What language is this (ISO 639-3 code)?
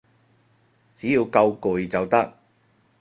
yue